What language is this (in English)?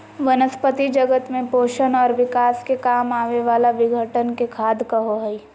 Magahi